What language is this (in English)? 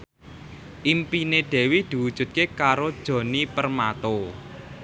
Javanese